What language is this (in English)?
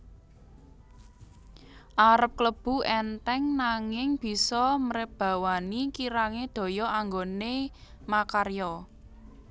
Javanese